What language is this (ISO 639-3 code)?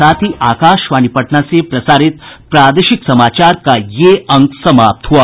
hin